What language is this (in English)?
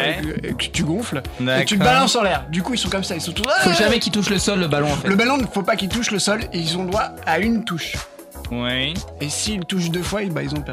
French